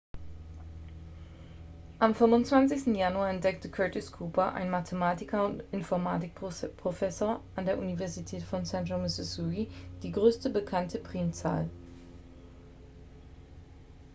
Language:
German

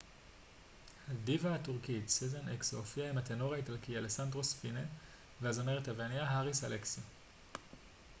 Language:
Hebrew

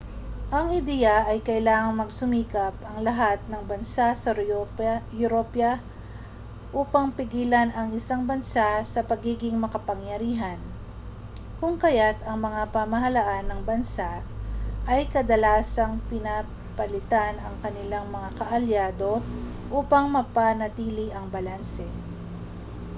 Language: Filipino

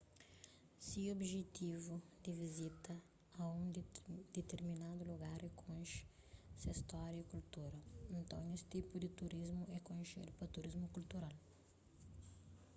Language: Kabuverdianu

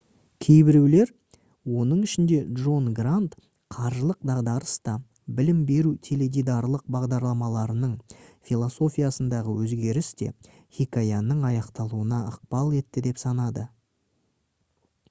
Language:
Kazakh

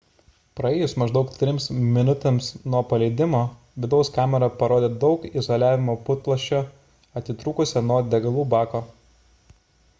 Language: Lithuanian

